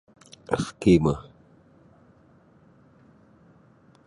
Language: Sabah Bisaya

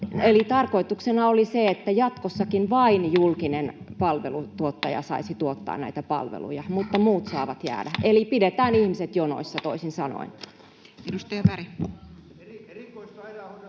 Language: Finnish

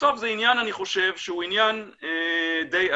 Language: Hebrew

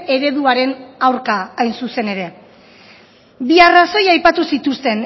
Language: Basque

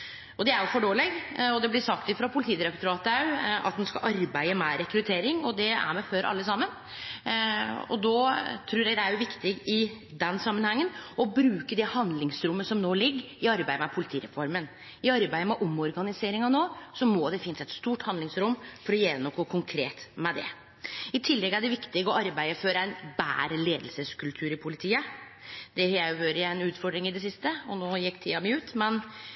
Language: Norwegian Nynorsk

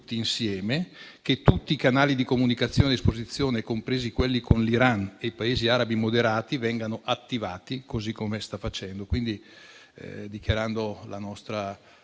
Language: Italian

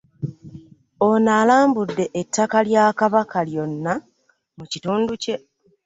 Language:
Ganda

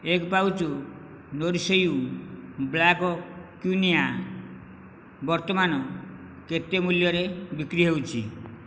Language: Odia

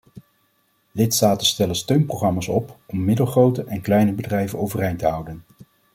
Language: Dutch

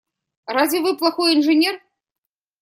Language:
Russian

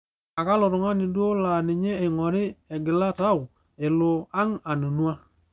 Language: Masai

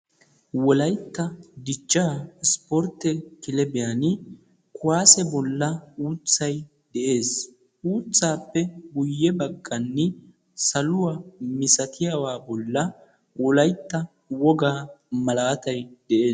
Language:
Wolaytta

